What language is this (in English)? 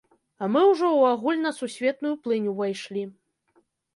Belarusian